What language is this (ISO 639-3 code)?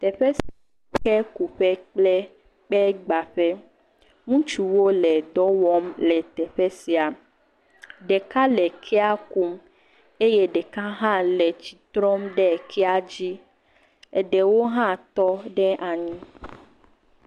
ewe